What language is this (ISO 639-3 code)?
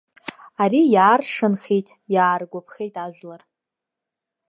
abk